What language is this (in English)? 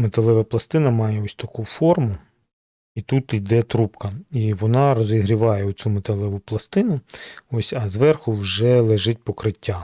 Ukrainian